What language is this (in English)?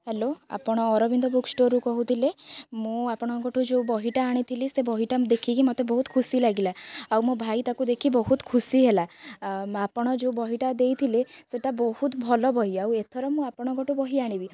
Odia